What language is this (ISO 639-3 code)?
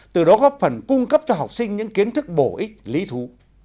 vie